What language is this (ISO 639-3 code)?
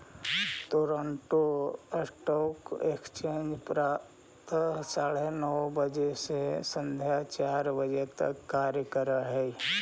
mag